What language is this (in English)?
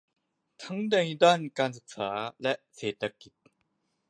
Thai